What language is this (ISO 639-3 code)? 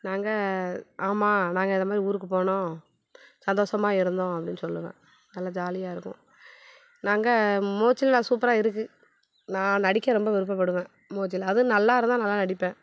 tam